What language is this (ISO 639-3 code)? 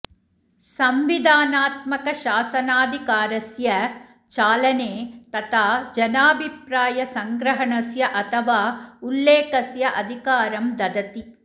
san